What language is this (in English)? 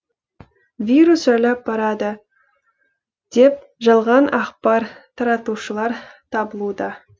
Kazakh